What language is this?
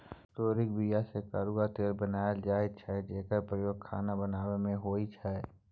Maithili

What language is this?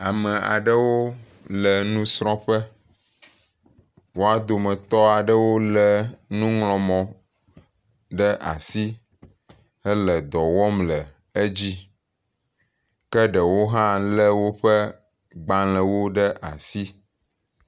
Ewe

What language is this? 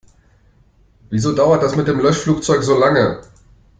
German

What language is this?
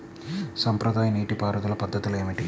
Telugu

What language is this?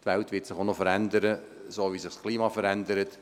Swiss German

